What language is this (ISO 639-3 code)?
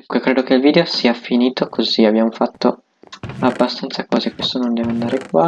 ita